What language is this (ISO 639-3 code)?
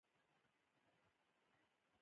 pus